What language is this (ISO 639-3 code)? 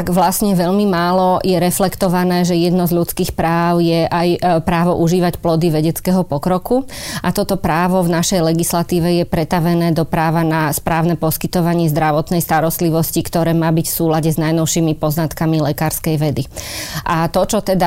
slk